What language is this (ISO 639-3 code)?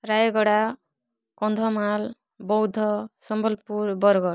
ori